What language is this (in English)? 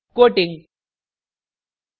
Hindi